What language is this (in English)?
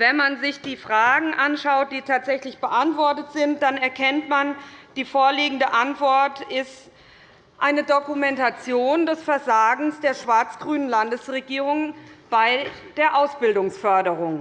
German